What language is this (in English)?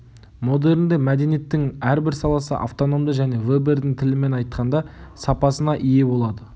Kazakh